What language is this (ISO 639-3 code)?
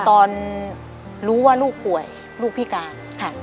tha